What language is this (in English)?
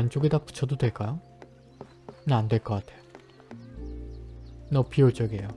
Korean